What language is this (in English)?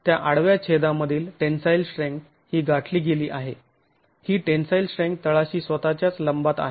Marathi